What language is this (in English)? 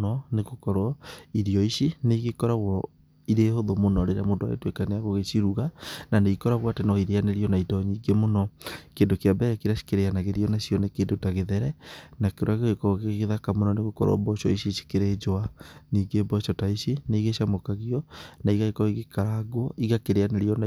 Kikuyu